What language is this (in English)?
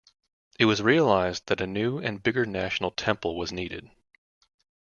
English